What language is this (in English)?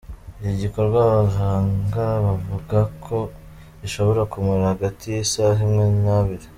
Kinyarwanda